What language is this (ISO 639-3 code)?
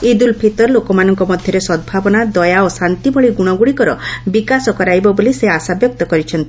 ori